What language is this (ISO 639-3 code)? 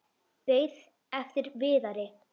isl